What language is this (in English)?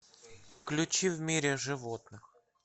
Russian